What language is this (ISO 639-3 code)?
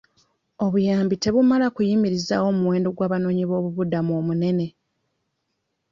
lug